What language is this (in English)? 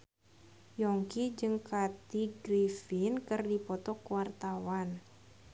Sundanese